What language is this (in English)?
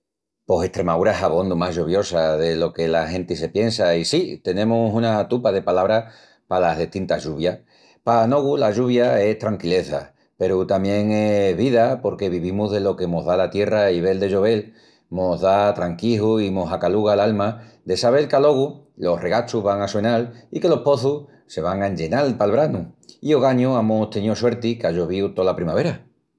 Extremaduran